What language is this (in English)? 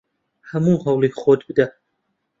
Central Kurdish